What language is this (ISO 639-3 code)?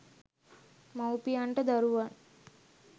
sin